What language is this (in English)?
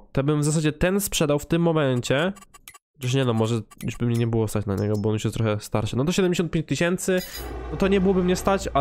Polish